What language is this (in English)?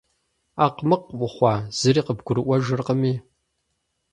Kabardian